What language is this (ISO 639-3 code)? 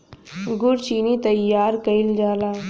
bho